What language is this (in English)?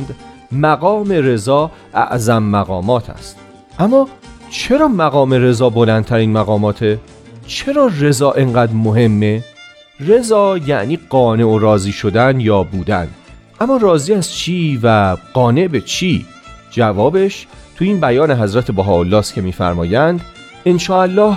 Persian